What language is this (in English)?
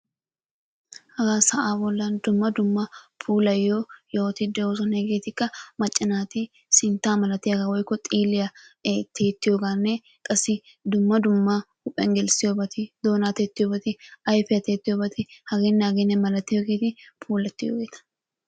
Wolaytta